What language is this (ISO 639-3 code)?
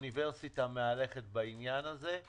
heb